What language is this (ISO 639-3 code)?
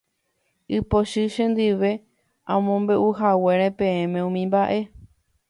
grn